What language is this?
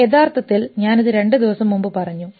Malayalam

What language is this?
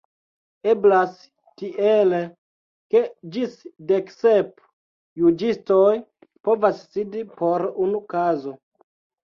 Esperanto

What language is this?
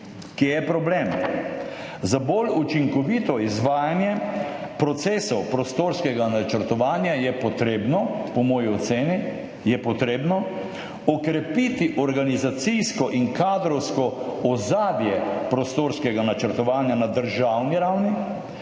Slovenian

